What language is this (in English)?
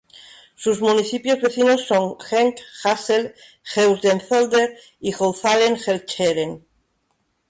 Spanish